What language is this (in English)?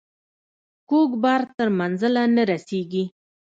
Pashto